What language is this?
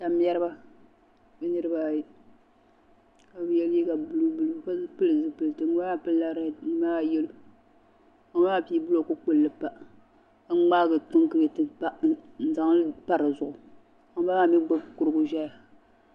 Dagbani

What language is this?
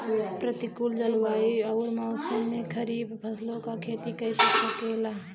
Bhojpuri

